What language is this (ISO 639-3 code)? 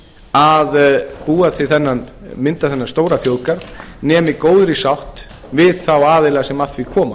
isl